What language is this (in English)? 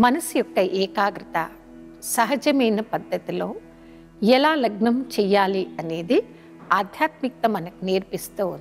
Telugu